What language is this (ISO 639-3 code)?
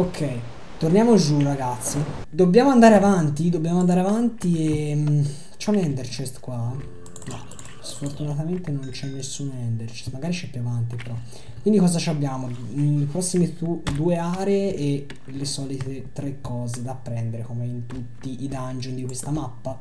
ita